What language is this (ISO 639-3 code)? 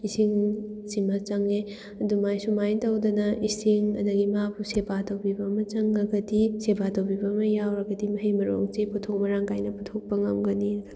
mni